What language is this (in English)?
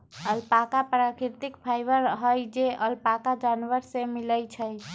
Magahi